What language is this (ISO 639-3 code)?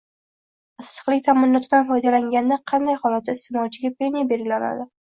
uzb